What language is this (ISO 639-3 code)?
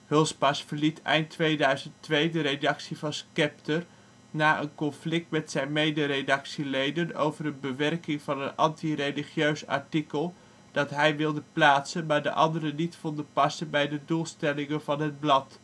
nld